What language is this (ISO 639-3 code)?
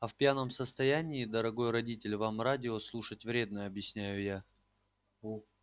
rus